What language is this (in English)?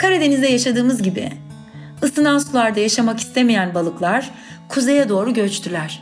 Turkish